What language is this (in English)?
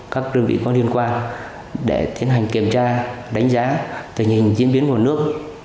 Vietnamese